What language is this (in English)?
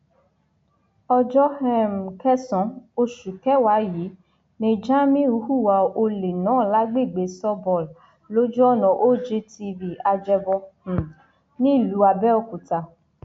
Yoruba